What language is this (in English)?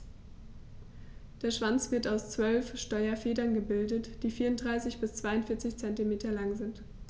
German